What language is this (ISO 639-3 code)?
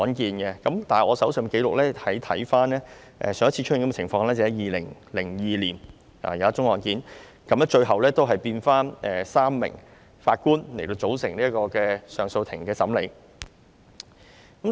yue